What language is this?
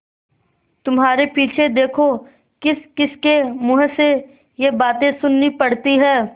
Hindi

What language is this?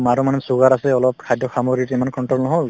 Assamese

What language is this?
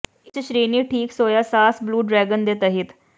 Punjabi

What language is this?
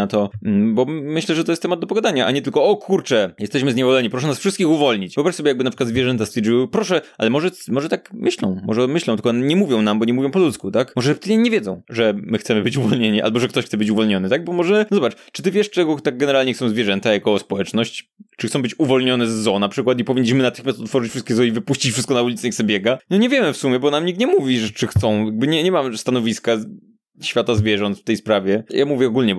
Polish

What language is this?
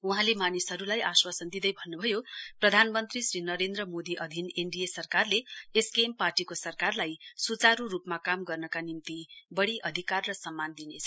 Nepali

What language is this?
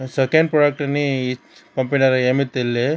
Telugu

